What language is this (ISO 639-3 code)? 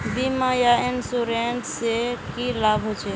mag